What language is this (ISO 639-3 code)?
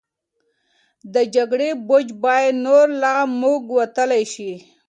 pus